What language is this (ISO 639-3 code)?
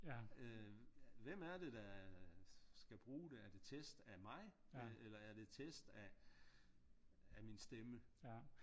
dan